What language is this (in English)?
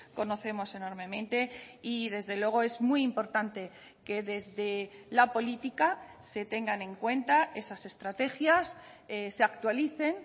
Spanish